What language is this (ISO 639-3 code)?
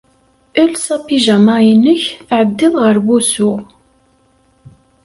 kab